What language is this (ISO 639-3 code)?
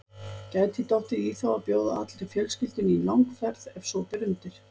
isl